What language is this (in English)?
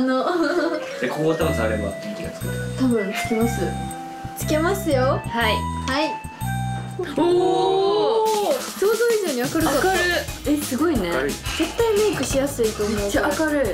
Japanese